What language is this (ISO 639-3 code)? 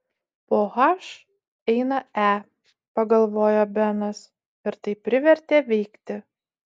lit